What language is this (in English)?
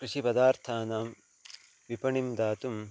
Sanskrit